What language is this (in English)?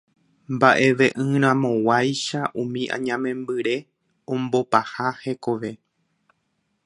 Guarani